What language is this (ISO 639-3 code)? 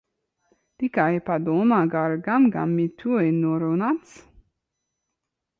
lav